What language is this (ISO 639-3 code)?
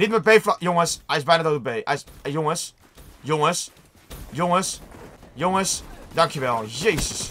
nld